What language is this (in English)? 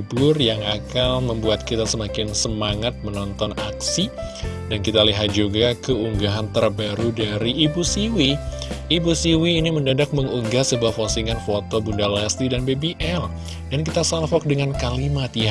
Indonesian